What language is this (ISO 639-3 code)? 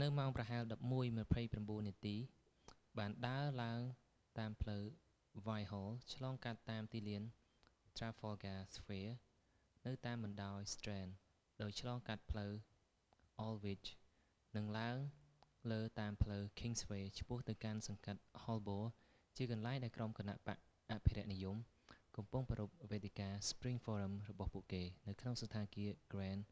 khm